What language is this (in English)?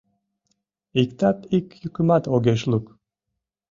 Mari